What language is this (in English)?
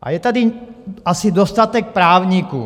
Czech